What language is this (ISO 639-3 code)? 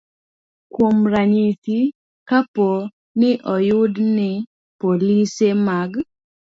luo